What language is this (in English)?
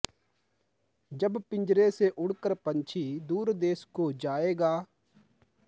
Sanskrit